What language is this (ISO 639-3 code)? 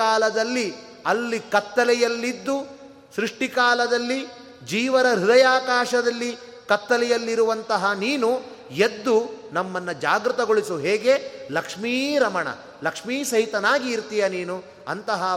kan